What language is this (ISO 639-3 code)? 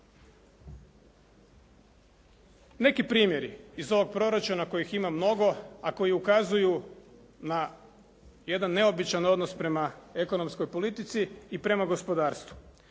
hrv